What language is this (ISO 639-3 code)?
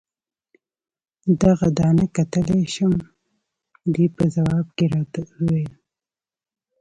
pus